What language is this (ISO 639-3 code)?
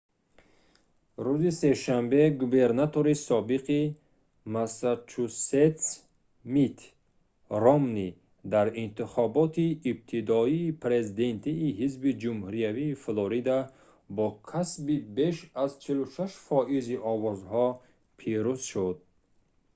tgk